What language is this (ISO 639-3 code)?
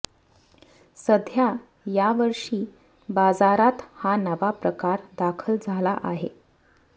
mar